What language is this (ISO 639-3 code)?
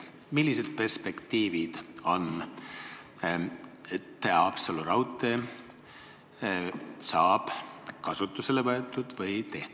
est